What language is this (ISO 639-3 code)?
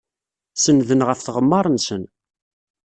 kab